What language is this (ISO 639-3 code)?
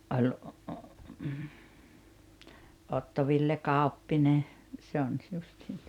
fin